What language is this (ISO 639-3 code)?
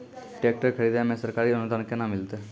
mai